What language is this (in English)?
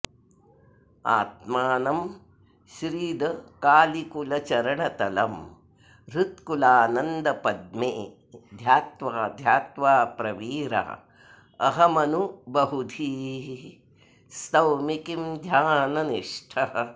Sanskrit